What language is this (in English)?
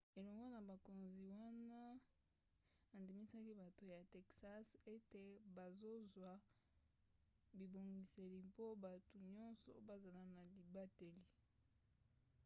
Lingala